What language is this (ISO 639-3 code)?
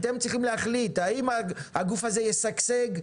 heb